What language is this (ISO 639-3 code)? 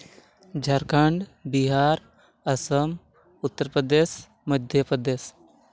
sat